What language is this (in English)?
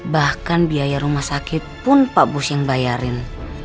Indonesian